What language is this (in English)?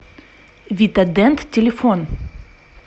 Russian